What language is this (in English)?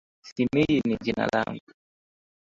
Swahili